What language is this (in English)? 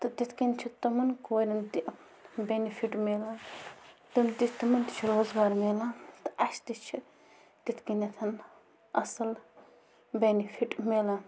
Kashmiri